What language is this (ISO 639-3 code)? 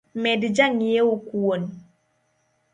luo